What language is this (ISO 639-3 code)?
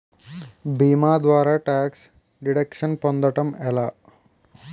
tel